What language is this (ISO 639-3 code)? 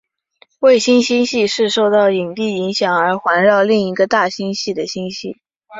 zho